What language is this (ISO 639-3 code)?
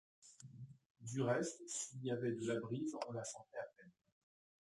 fra